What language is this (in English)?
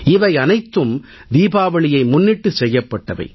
Tamil